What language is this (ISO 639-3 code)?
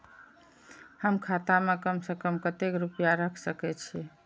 mai